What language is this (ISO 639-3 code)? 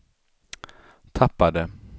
swe